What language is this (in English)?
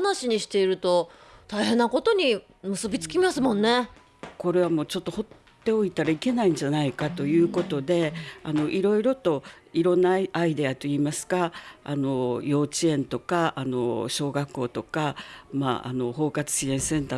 Japanese